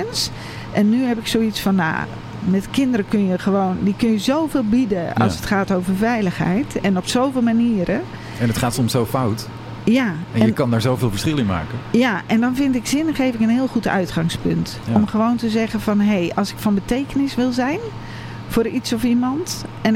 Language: Dutch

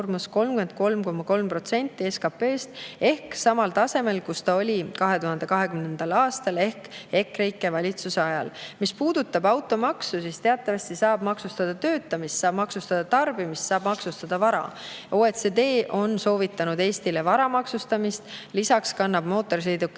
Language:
Estonian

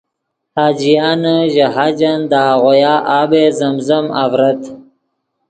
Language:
Yidgha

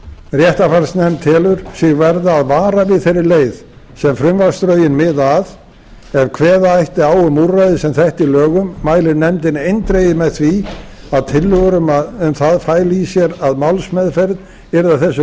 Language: Icelandic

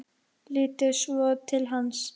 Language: Icelandic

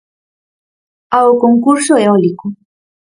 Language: Galician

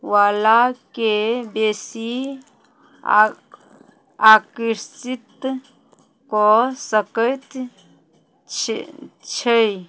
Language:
Maithili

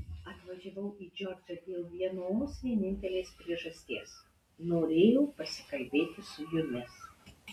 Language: Lithuanian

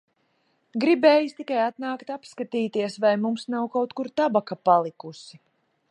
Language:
Latvian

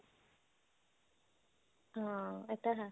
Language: Punjabi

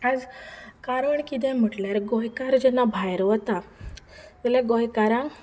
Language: Konkani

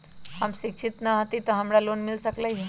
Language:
Magahi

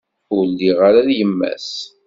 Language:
Kabyle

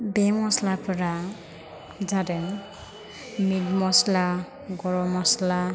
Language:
Bodo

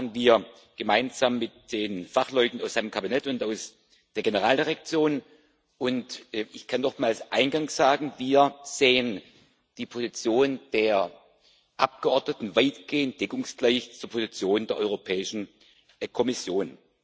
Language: German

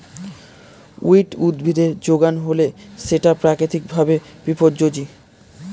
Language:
Bangla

